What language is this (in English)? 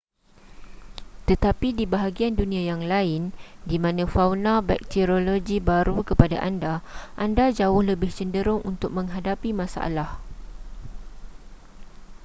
Malay